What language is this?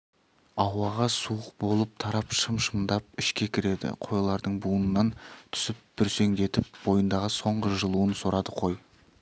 Kazakh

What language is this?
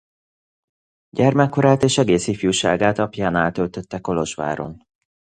Hungarian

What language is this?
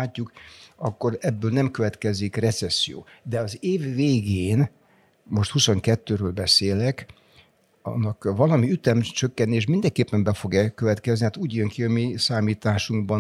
Hungarian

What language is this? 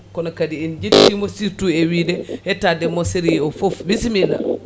Fula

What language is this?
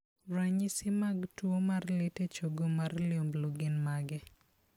Luo (Kenya and Tanzania)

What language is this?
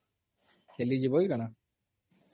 Odia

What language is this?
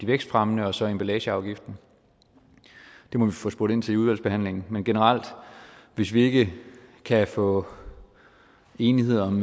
Danish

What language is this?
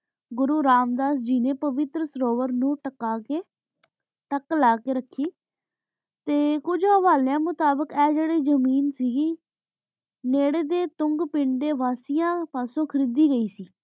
Punjabi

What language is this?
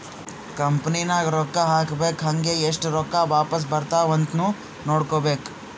Kannada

